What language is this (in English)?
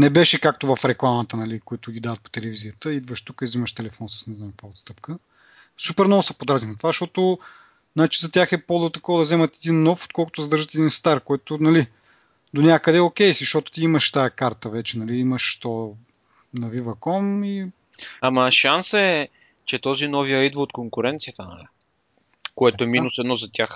Bulgarian